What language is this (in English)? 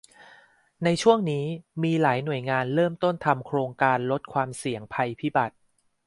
Thai